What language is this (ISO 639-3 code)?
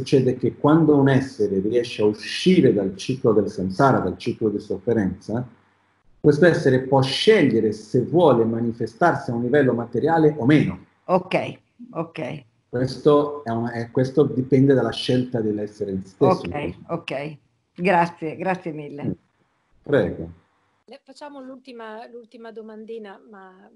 ita